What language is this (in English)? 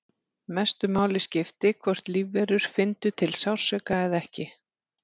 Icelandic